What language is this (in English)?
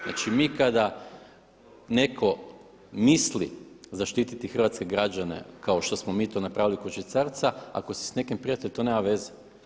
Croatian